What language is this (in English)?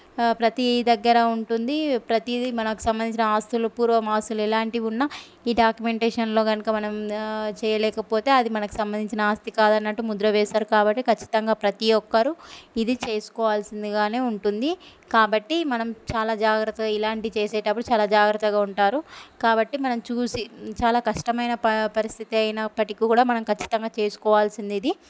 Telugu